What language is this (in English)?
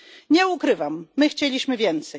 Polish